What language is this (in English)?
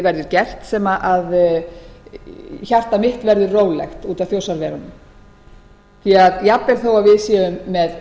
Icelandic